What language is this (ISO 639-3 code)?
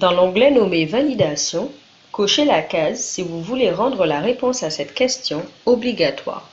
fra